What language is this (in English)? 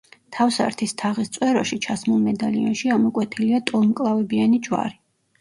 Georgian